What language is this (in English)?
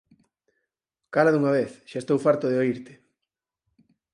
Galician